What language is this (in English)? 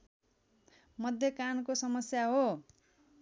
Nepali